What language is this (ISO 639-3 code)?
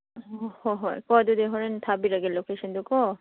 mni